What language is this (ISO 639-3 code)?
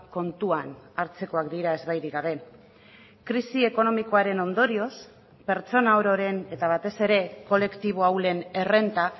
eus